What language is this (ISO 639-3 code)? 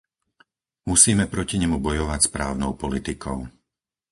slk